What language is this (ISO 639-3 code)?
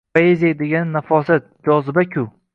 uzb